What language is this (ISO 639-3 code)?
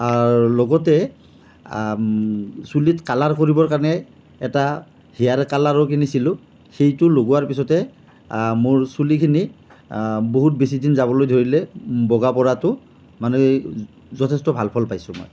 asm